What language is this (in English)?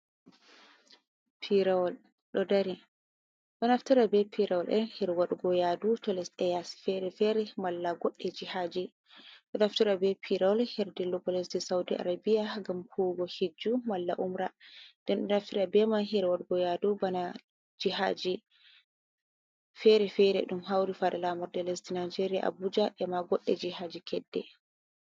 Fula